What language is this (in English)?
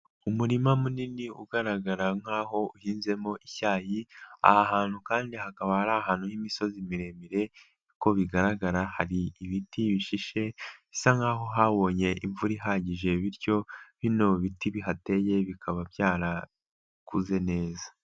Kinyarwanda